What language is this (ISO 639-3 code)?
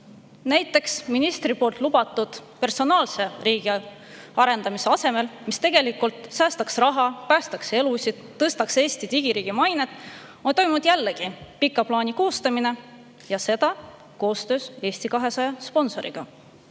est